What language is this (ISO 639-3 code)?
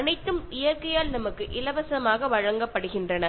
mal